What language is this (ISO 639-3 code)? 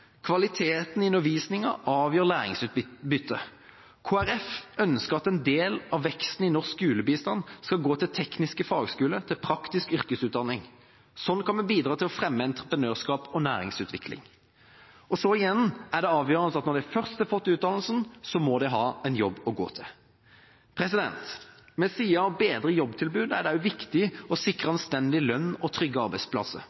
nob